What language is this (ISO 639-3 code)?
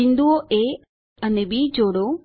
guj